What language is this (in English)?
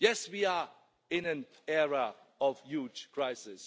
English